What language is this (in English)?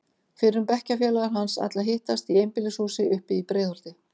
Icelandic